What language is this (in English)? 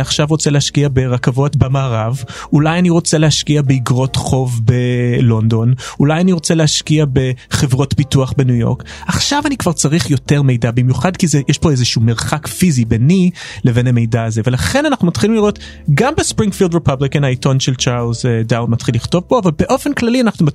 Hebrew